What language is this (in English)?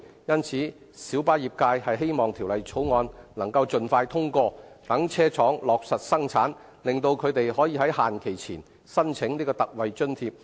Cantonese